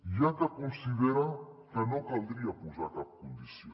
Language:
Catalan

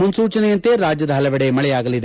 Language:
Kannada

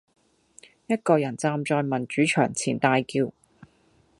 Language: Cantonese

